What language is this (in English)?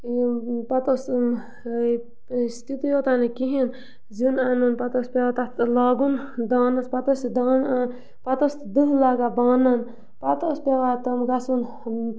Kashmiri